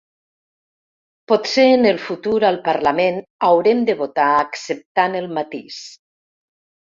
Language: Catalan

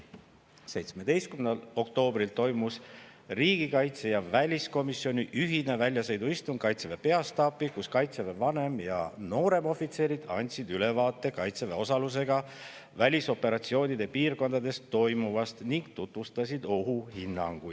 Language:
Estonian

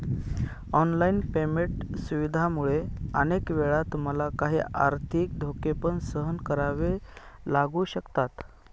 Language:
Marathi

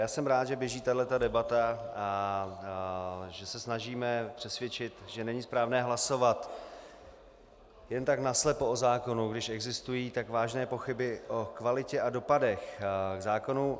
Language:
Czech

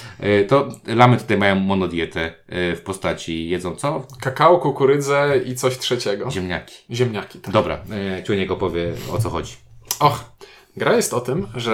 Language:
Polish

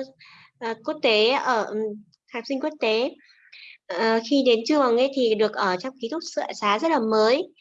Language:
Vietnamese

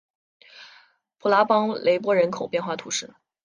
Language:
Chinese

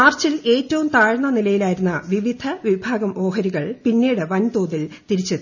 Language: Malayalam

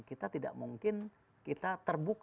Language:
Indonesian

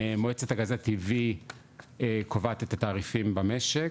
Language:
Hebrew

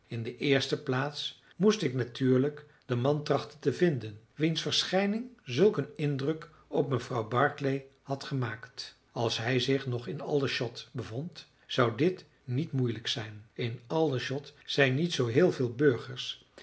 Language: Dutch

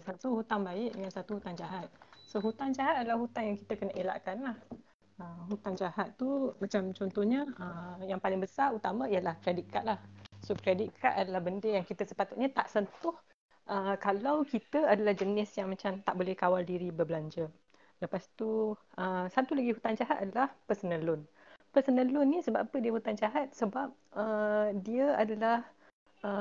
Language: Malay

